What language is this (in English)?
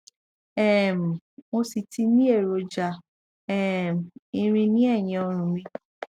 Yoruba